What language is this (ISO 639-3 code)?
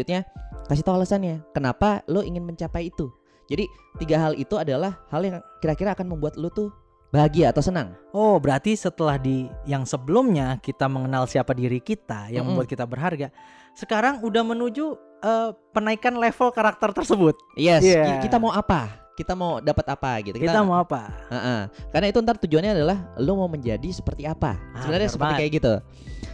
ind